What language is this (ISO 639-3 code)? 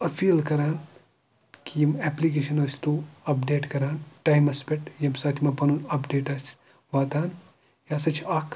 kas